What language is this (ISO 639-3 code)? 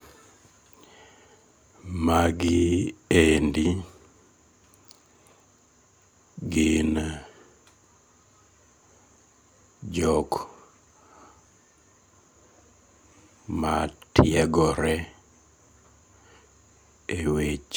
luo